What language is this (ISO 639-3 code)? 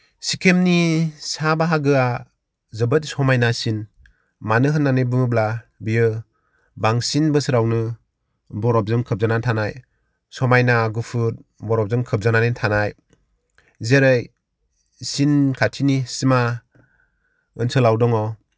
brx